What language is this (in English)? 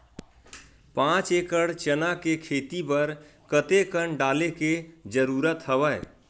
Chhattisgarhi